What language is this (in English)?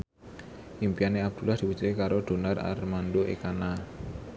Javanese